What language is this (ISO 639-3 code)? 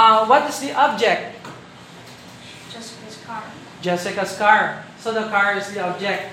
fil